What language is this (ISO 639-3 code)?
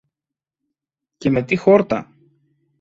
ell